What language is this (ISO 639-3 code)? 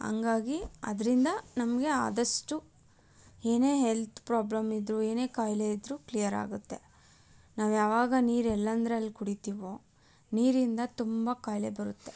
kan